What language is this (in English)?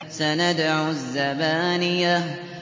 Arabic